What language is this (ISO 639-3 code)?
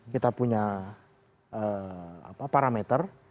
ind